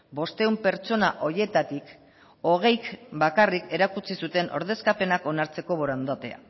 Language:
Basque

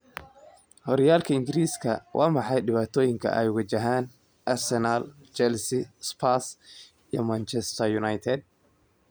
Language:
Somali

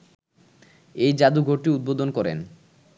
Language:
Bangla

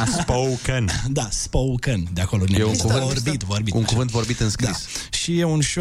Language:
Romanian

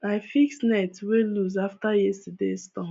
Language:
Nigerian Pidgin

